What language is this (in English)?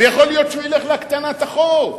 Hebrew